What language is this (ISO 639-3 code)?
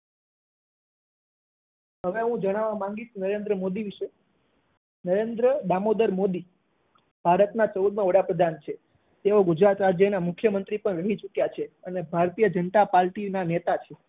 guj